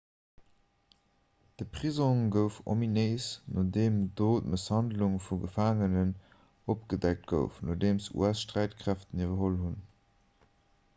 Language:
Luxembourgish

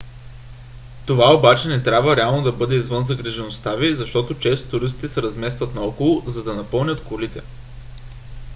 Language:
Bulgarian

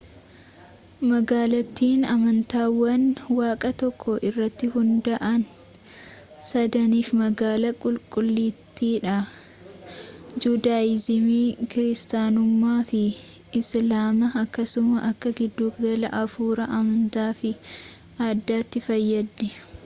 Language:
Oromo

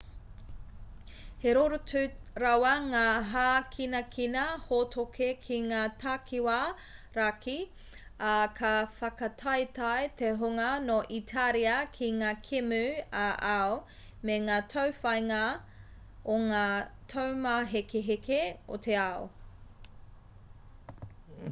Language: Māori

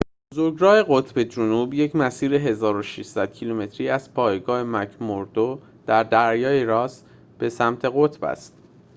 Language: Persian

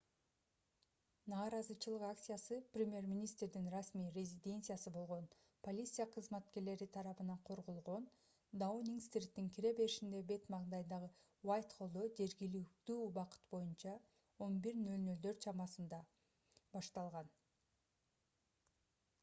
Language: Kyrgyz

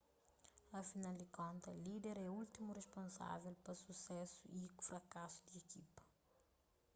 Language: Kabuverdianu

